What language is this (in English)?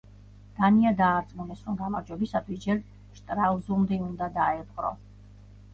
Georgian